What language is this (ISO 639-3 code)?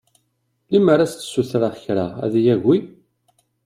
kab